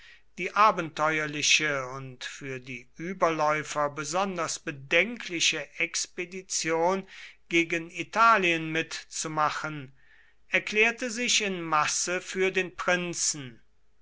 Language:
German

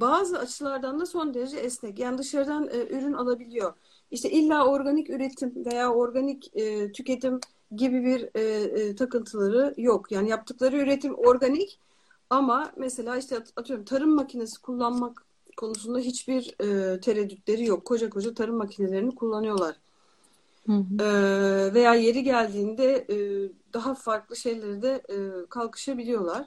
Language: Turkish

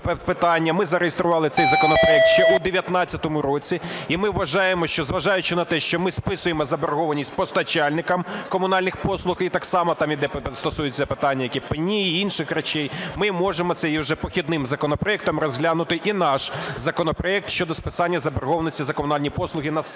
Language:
Ukrainian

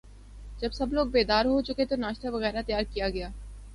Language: Urdu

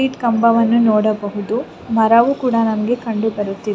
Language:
Kannada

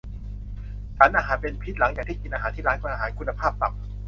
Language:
Thai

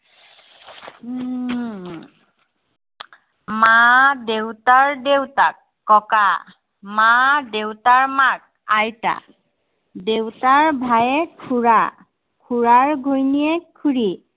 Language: Assamese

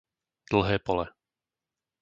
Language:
Slovak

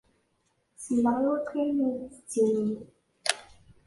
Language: Kabyle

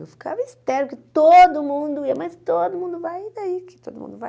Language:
Portuguese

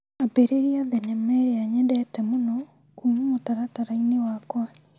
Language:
Kikuyu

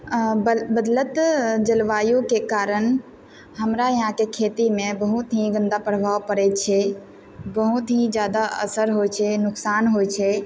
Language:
Maithili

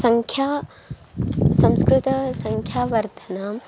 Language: Sanskrit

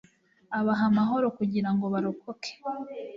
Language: Kinyarwanda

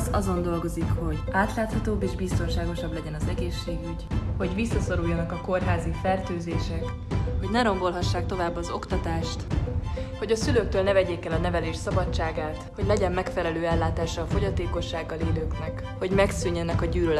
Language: Hungarian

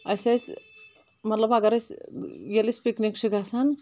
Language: Kashmiri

